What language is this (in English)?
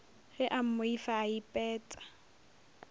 Northern Sotho